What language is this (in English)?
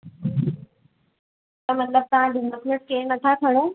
Sindhi